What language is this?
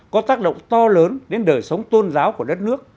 Vietnamese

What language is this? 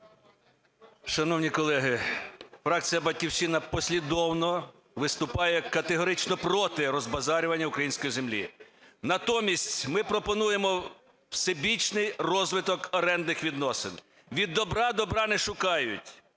Ukrainian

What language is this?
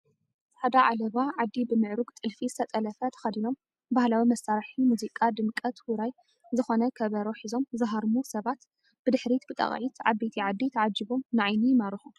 Tigrinya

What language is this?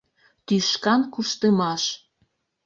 Mari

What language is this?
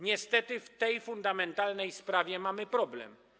Polish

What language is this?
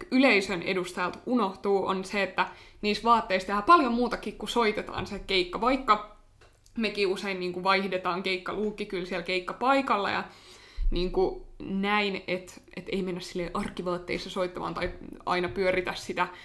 Finnish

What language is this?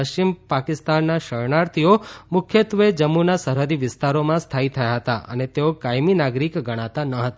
Gujarati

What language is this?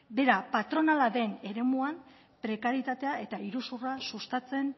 Basque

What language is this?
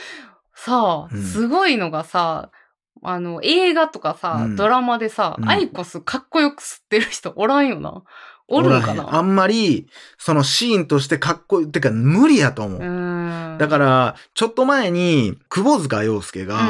Japanese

